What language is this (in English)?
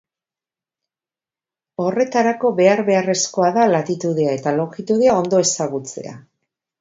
Basque